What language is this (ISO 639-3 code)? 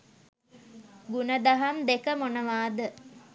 sin